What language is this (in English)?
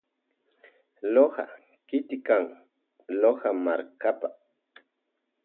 Loja Highland Quichua